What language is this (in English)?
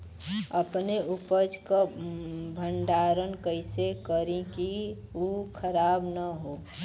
Bhojpuri